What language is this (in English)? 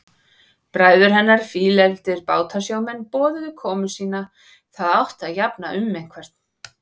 Icelandic